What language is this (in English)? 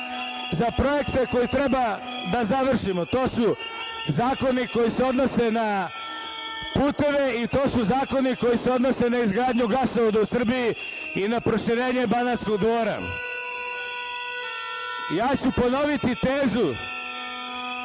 Serbian